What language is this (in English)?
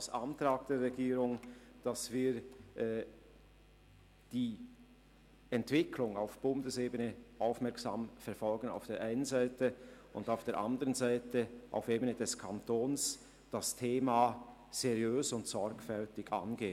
Swiss German